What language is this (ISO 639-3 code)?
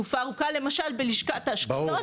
heb